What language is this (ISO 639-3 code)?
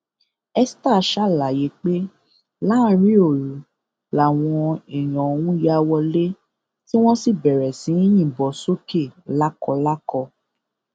yor